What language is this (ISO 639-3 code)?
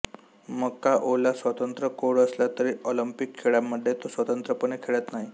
mar